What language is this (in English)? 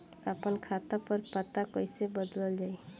Bhojpuri